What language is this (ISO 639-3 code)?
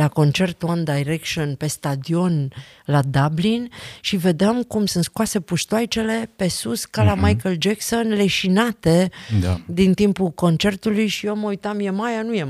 ron